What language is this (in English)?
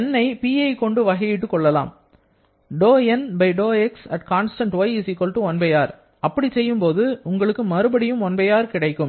Tamil